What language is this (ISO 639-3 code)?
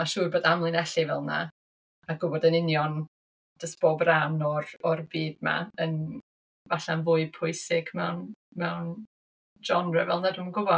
cym